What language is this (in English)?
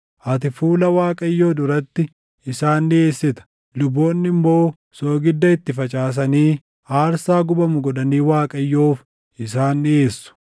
Oromo